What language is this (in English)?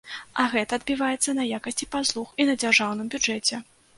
Belarusian